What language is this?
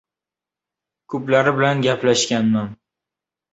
Uzbek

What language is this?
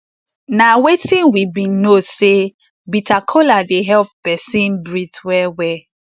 Nigerian Pidgin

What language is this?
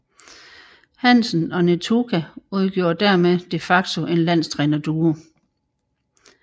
Danish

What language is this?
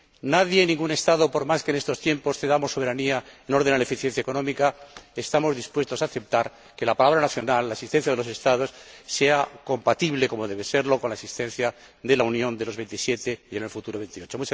Spanish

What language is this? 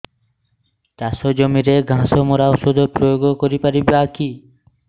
Odia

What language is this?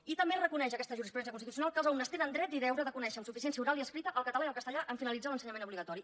Catalan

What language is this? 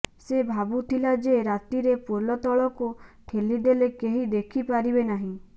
Odia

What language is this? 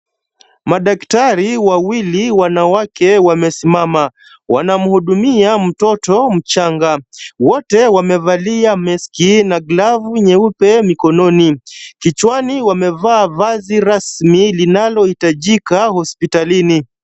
Swahili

